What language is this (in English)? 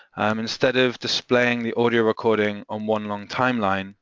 English